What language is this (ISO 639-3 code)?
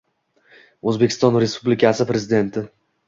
uzb